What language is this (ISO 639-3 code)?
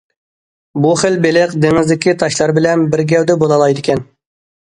uig